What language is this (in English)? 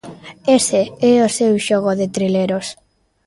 Galician